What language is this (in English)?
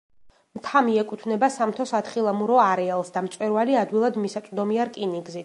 Georgian